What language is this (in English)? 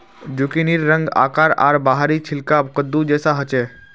Magahi